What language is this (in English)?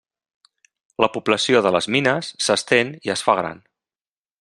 Catalan